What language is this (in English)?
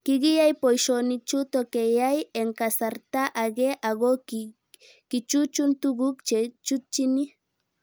Kalenjin